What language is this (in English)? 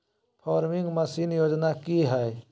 Magahi